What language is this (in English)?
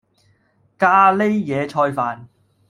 Cantonese